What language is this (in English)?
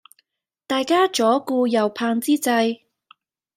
Cantonese